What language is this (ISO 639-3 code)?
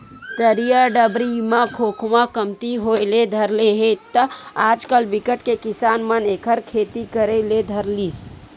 hne